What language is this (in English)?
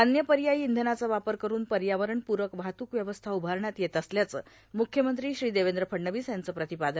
Marathi